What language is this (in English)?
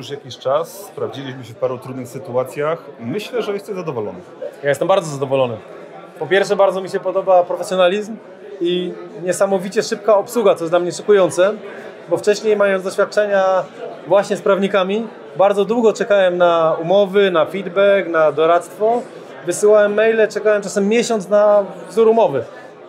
Polish